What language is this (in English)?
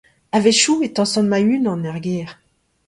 Breton